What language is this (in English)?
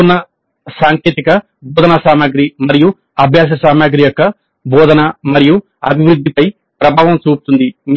Telugu